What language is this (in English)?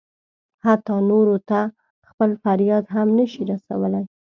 Pashto